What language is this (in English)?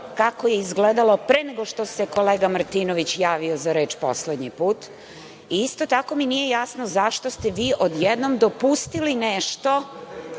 Serbian